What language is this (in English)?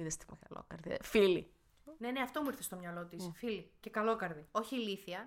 Greek